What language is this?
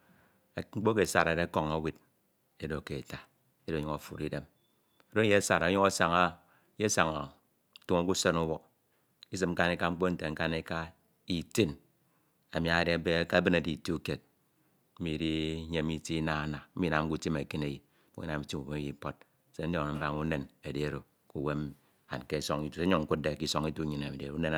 Ito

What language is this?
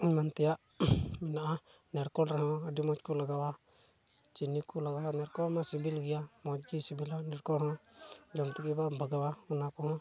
Santali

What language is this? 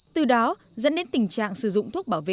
Vietnamese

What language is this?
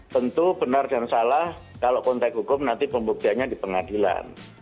Indonesian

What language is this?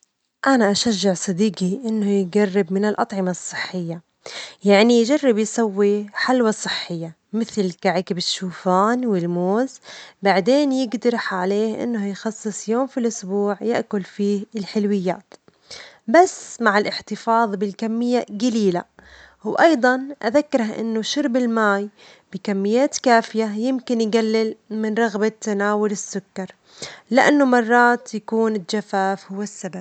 Omani Arabic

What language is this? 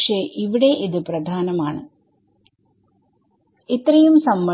Malayalam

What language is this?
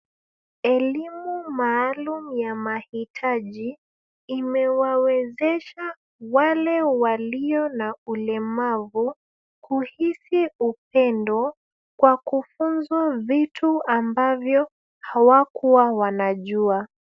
Swahili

